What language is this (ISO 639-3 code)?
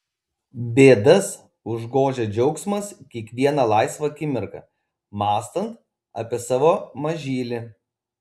lit